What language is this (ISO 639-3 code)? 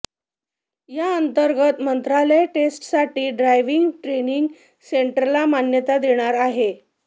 mar